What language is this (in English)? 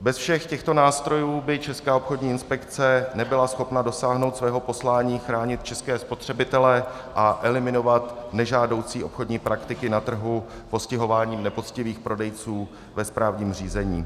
Czech